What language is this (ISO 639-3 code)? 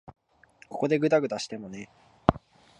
jpn